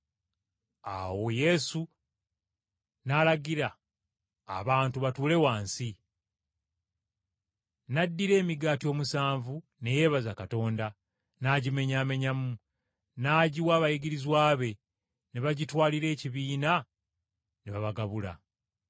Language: Ganda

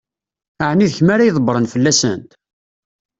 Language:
Kabyle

